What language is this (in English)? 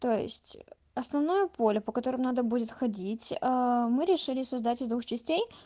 Russian